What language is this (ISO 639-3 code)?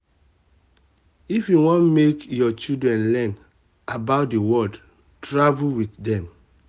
pcm